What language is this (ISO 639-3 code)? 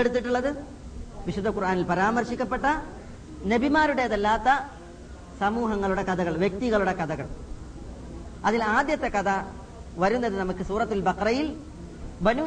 mal